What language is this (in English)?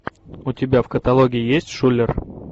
Russian